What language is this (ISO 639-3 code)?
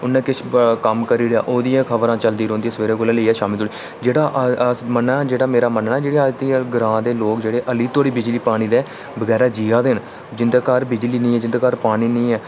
doi